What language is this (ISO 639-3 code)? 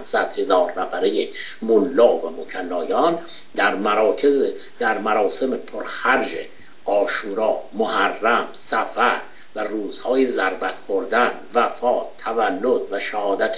fas